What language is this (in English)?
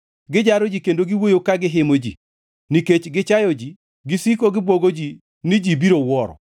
Luo (Kenya and Tanzania)